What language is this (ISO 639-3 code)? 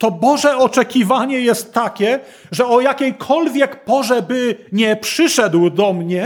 pol